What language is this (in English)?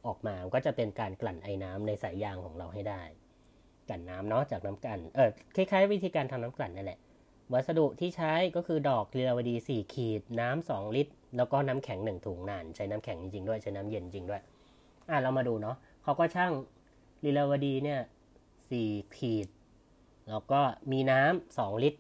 Thai